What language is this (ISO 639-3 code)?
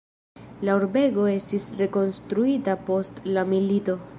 epo